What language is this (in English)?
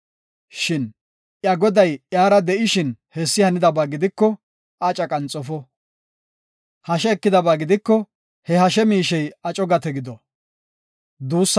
Gofa